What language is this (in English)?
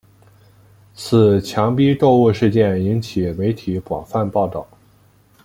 Chinese